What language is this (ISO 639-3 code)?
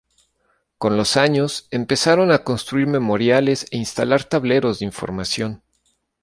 spa